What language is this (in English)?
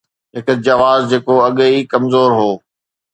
Sindhi